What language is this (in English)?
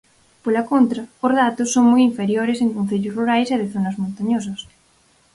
Galician